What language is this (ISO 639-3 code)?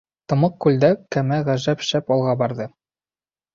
bak